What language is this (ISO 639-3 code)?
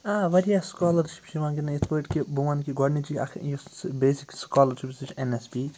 kas